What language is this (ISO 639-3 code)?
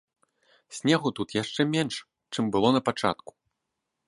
bel